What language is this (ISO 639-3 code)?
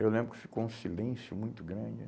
por